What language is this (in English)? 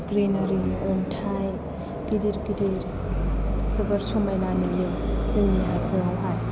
Bodo